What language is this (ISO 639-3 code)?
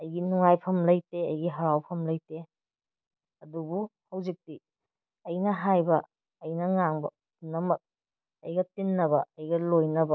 mni